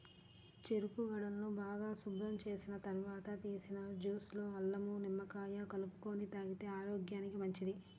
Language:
Telugu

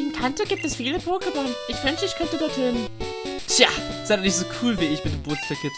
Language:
German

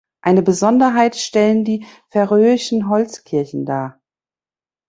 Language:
German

